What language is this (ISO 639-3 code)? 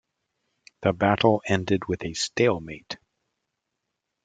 eng